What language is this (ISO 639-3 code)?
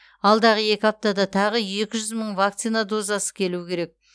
kaz